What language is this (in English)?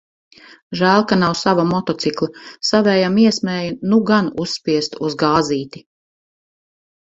Latvian